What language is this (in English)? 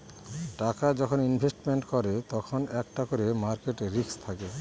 Bangla